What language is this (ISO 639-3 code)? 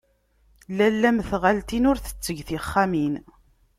kab